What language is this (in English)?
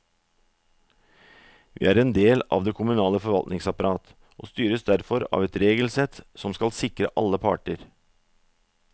Norwegian